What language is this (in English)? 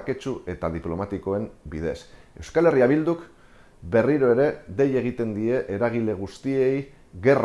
Basque